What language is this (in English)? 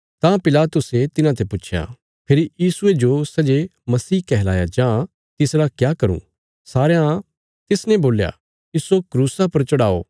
Bilaspuri